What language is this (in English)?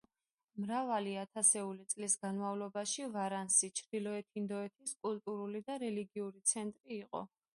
Georgian